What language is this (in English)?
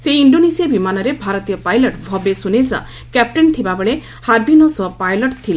Odia